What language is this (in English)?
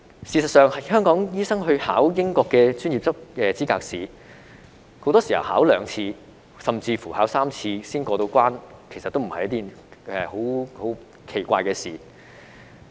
Cantonese